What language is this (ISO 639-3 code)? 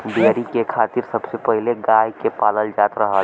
bho